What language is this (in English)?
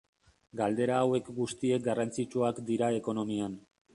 Basque